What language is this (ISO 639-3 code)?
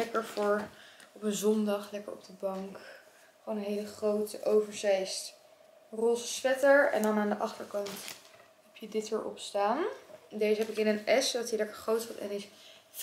nld